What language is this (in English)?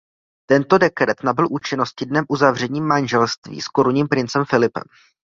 Czech